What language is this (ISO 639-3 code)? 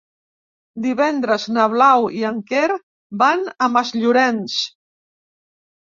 cat